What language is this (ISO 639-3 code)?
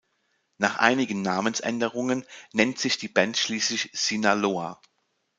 deu